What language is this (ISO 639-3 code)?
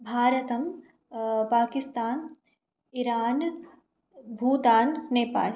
san